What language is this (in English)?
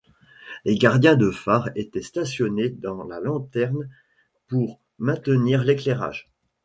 French